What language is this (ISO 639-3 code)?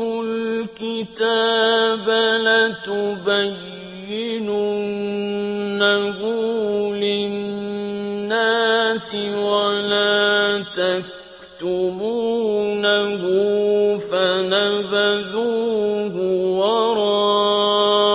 ara